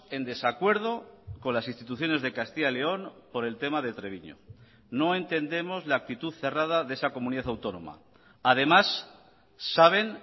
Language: Spanish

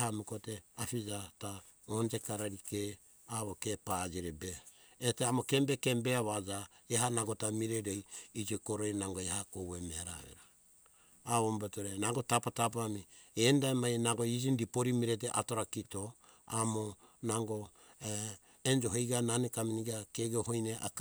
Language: Hunjara-Kaina Ke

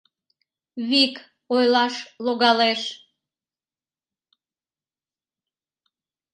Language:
Mari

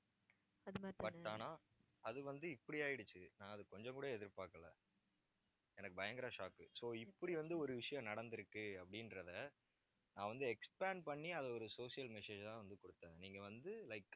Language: Tamil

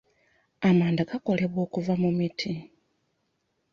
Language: Ganda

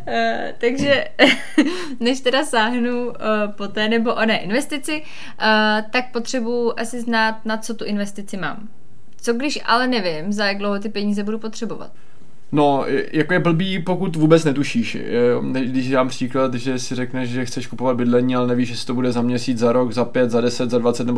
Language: Czech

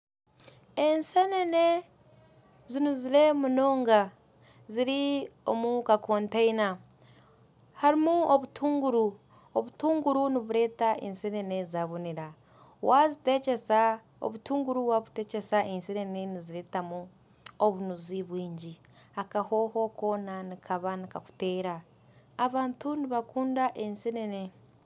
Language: Nyankole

